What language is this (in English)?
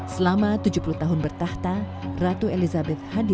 Indonesian